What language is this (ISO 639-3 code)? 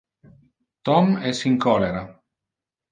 ina